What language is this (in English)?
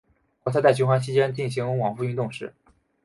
Chinese